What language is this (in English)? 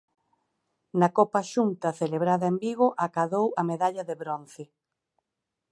Galician